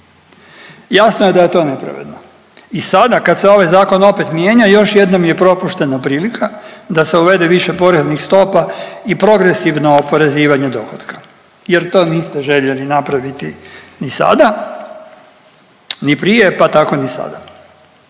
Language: Croatian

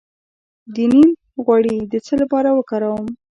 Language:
Pashto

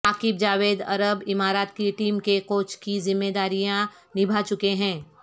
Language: Urdu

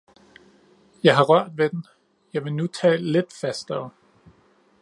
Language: Danish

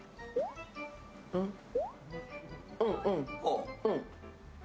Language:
Japanese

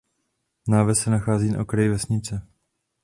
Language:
Czech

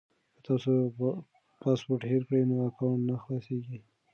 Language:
Pashto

